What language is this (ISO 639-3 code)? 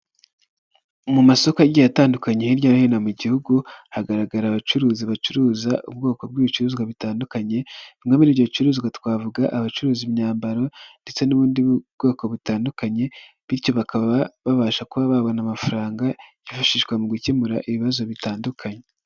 kin